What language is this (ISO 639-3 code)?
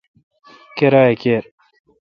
xka